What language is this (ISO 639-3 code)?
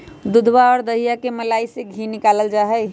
mag